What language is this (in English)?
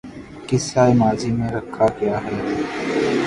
Urdu